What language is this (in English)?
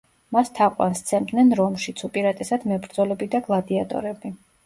Georgian